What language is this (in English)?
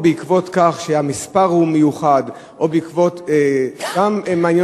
Hebrew